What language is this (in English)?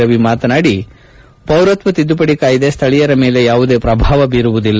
Kannada